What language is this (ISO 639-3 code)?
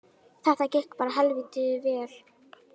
isl